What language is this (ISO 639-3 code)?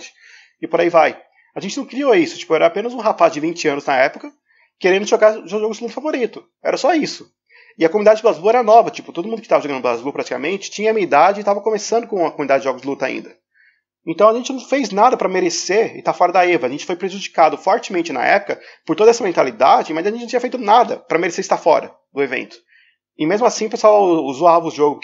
por